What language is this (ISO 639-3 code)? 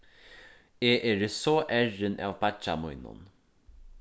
fao